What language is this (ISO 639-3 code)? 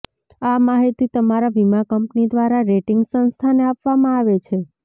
guj